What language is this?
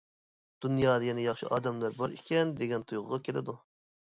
Uyghur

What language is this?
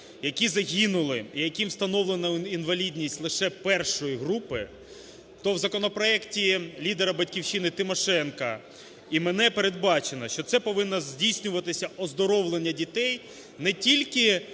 Ukrainian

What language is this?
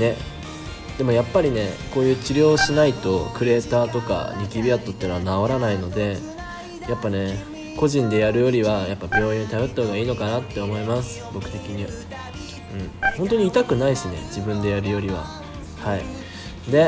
Japanese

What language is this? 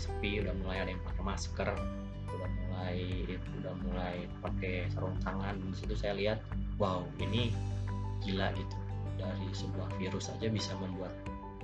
Indonesian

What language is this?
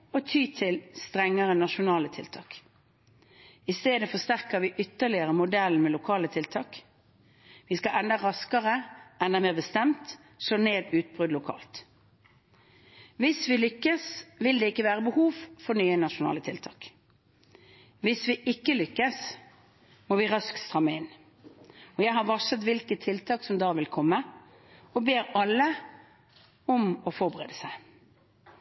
Norwegian Bokmål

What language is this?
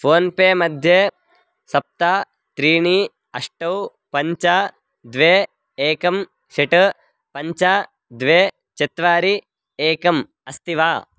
Sanskrit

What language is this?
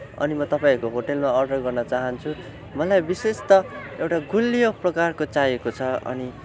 Nepali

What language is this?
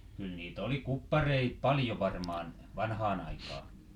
Finnish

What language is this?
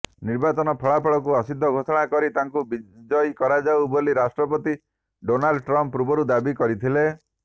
Odia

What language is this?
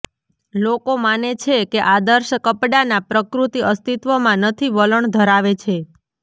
Gujarati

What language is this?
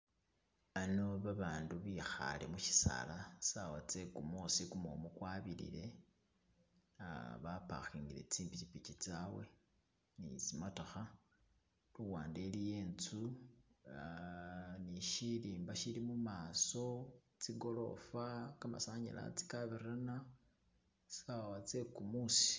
Masaaba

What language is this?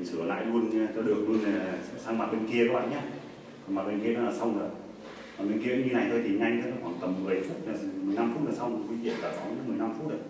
Vietnamese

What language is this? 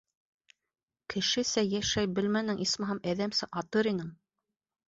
Bashkir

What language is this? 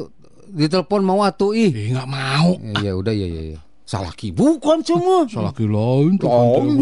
Indonesian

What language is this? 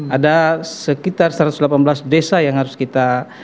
Indonesian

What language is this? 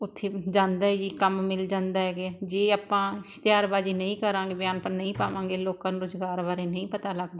Punjabi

